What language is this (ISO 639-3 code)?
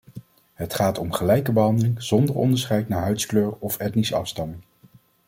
nld